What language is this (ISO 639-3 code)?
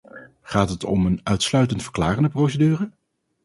nld